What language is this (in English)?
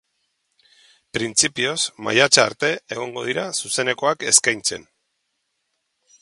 Basque